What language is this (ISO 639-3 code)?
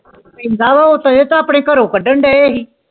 pan